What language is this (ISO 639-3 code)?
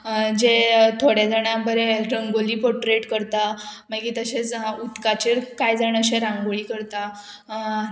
kok